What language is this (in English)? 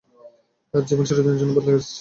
Bangla